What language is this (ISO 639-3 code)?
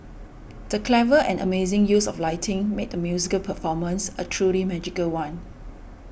eng